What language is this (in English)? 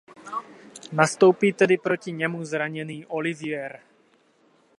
Czech